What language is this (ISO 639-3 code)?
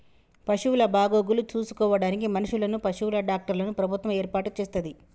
tel